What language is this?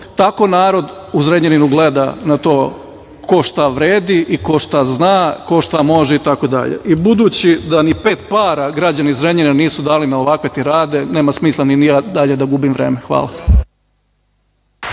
Serbian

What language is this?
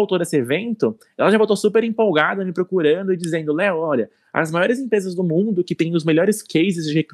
Portuguese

